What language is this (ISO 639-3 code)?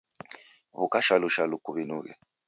dav